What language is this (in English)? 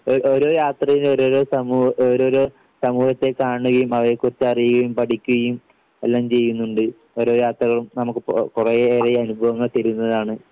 Malayalam